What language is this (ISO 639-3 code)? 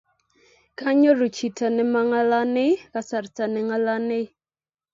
kln